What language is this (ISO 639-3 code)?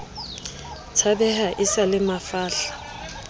sot